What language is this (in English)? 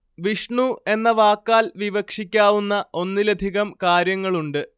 Malayalam